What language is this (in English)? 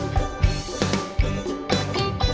Indonesian